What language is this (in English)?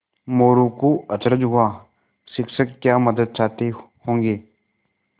Hindi